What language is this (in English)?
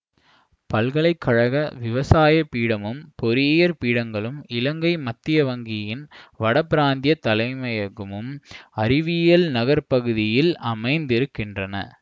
Tamil